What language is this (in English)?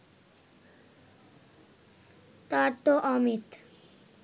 Bangla